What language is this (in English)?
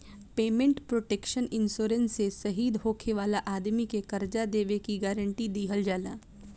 Bhojpuri